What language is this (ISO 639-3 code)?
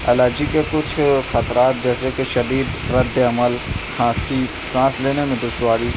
urd